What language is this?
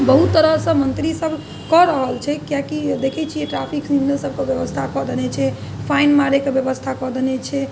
Maithili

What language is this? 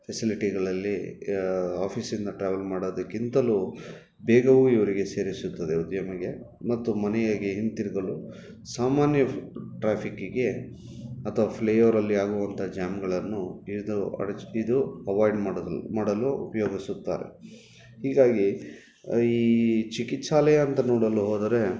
Kannada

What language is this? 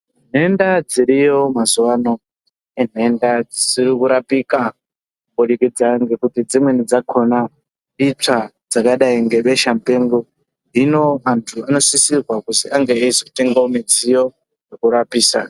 Ndau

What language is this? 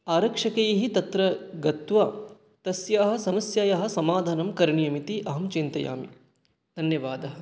Sanskrit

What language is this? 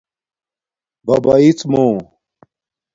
Domaaki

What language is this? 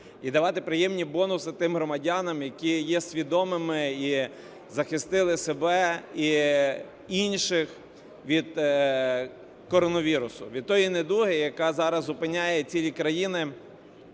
Ukrainian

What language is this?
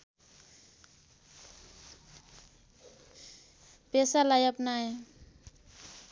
Nepali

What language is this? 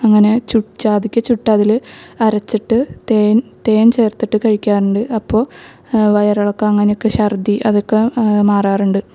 Malayalam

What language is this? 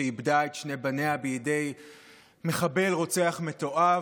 Hebrew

